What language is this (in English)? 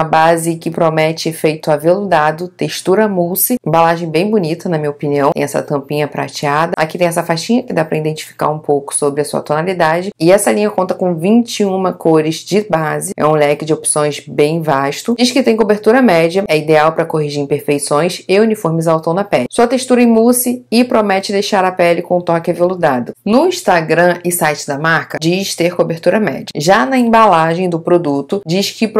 Portuguese